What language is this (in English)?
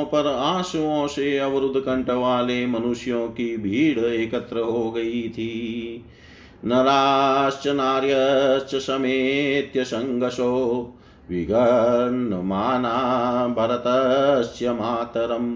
Hindi